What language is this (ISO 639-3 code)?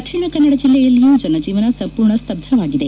kan